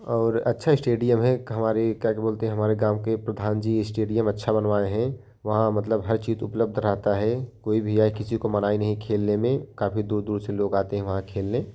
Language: Hindi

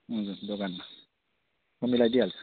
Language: Nepali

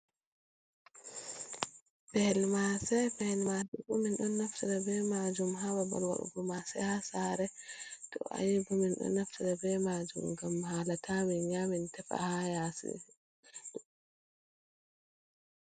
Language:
Fula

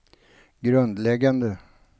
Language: Swedish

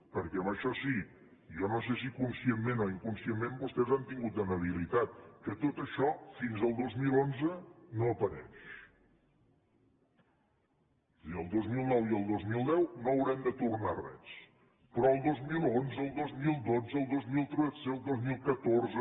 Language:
Catalan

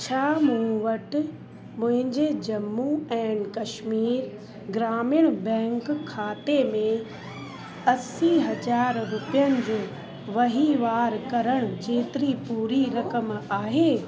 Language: Sindhi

